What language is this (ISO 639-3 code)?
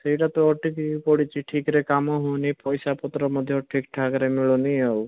ori